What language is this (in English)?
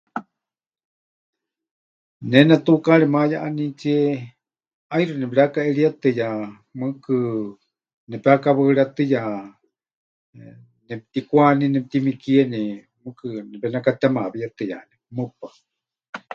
Huichol